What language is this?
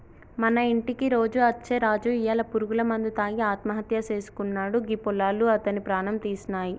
Telugu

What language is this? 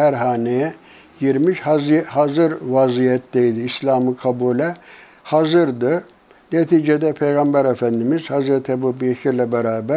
Turkish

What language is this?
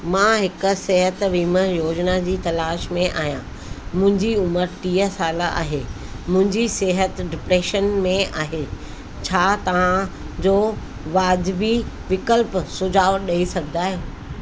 Sindhi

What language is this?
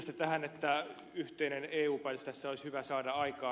Finnish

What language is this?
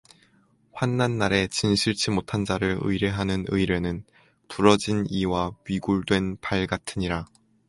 Korean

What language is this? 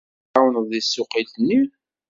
Kabyle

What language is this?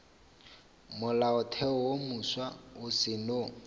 Northern Sotho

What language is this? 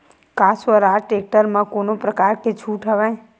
Chhattisgarhi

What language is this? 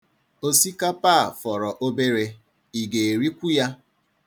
Igbo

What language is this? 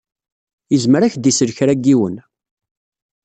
Kabyle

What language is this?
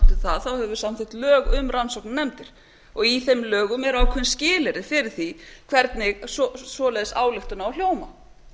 Icelandic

